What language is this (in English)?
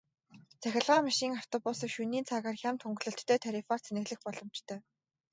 Mongolian